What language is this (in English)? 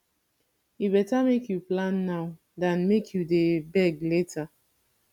Nigerian Pidgin